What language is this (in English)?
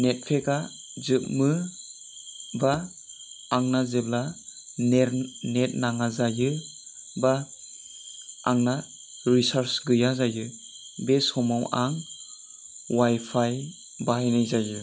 Bodo